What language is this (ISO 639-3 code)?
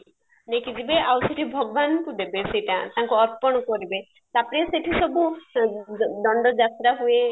ori